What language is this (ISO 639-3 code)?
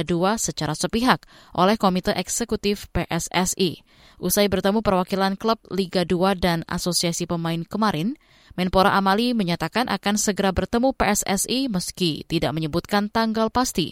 ind